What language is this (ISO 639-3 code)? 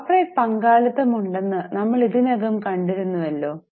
mal